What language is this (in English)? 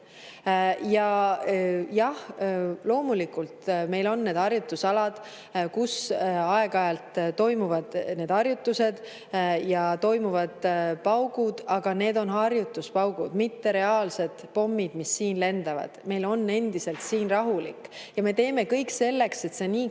Estonian